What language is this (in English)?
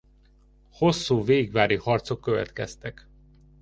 Hungarian